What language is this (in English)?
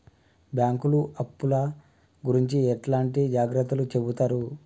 Telugu